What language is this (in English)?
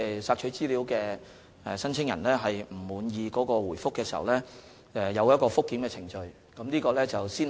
Cantonese